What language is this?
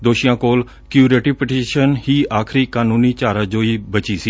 Punjabi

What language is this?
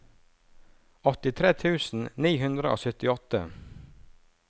Norwegian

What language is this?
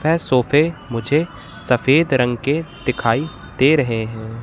Hindi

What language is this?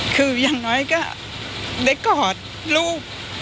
Thai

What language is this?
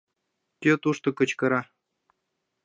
Mari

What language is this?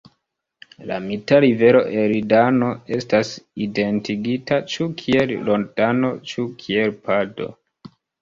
Esperanto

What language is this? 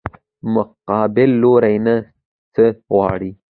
Pashto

